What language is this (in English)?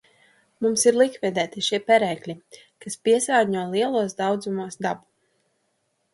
Latvian